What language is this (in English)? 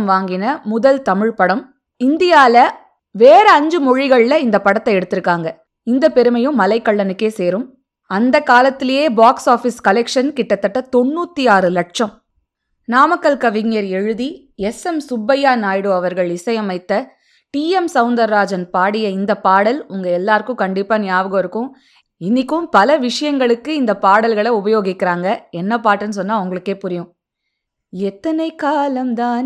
Tamil